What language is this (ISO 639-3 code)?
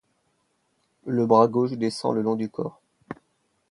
fra